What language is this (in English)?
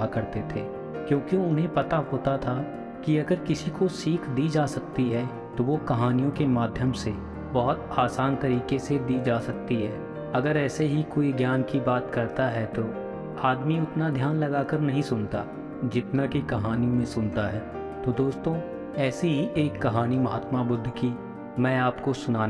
Hindi